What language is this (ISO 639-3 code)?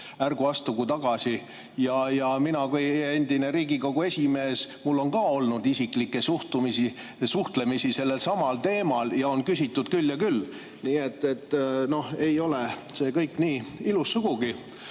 est